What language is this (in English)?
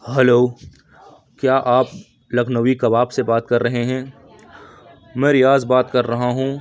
Urdu